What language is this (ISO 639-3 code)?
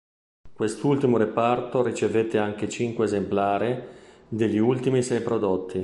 ita